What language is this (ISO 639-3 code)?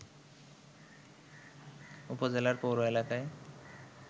ben